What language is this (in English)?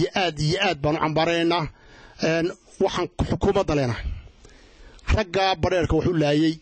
Arabic